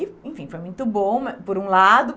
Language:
Portuguese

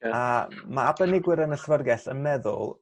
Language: Welsh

